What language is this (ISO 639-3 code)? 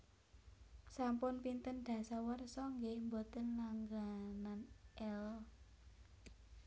jav